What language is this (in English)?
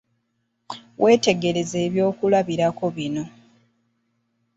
Ganda